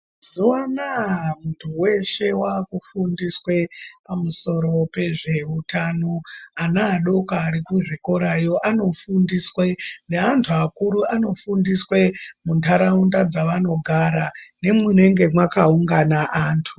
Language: Ndau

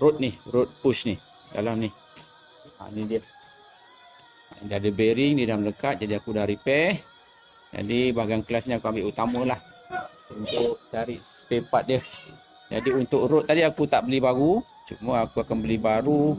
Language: Malay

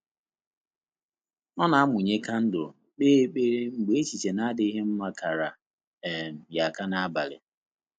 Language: Igbo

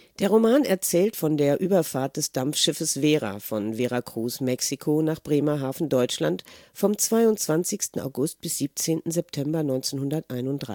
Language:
German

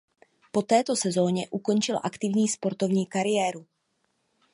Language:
Czech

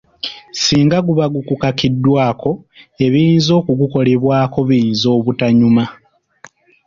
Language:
Ganda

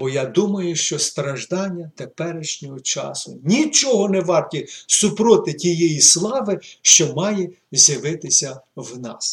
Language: Ukrainian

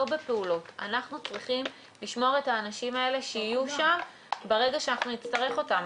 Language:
Hebrew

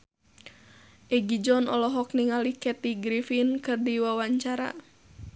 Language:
Sundanese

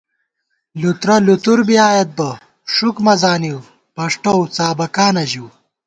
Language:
Gawar-Bati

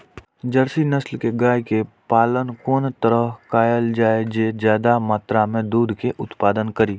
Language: Maithili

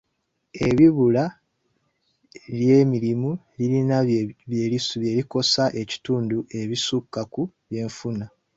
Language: Ganda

